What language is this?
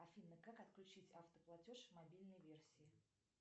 Russian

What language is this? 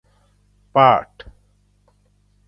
Gawri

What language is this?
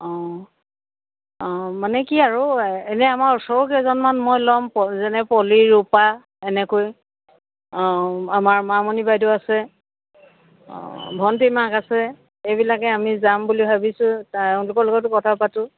Assamese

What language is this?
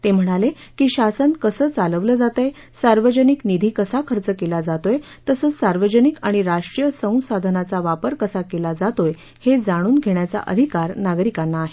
Marathi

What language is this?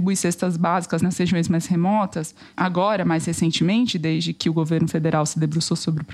Portuguese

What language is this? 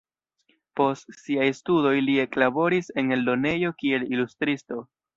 Esperanto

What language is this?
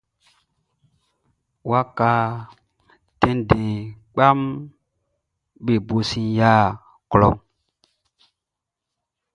Baoulé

